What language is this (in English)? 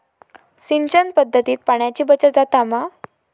Marathi